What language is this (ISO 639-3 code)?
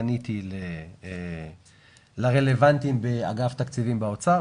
heb